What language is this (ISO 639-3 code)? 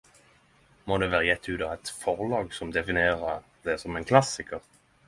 nno